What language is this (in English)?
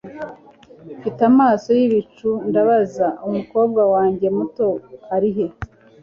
Kinyarwanda